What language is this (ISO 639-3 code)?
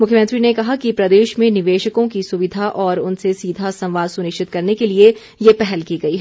hin